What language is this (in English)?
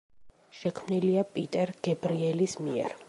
Georgian